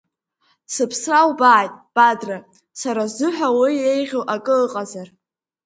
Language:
Abkhazian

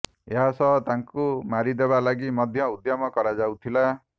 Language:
Odia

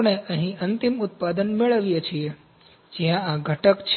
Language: Gujarati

